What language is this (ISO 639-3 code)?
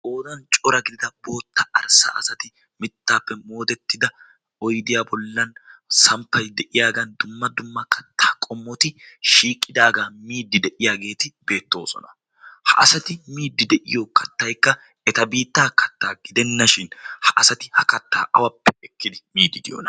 wal